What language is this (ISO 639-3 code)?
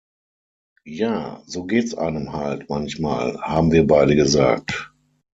deu